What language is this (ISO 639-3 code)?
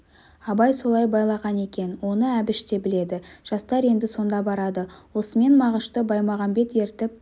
kaz